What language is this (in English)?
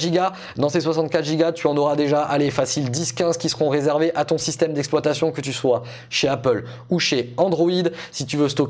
French